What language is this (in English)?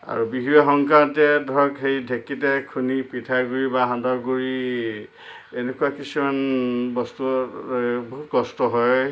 Assamese